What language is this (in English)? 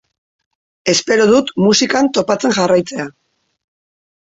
Basque